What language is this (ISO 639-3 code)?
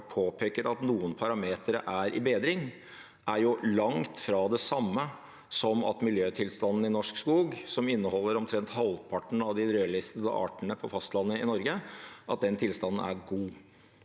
nor